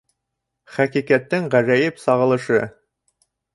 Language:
Bashkir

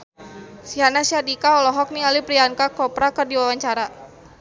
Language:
Sundanese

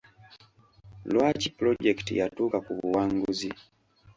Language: Ganda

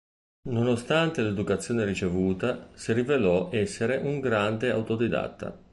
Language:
Italian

